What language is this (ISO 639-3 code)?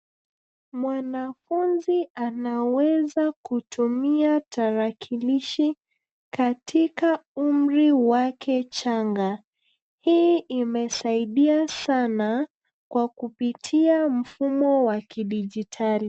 swa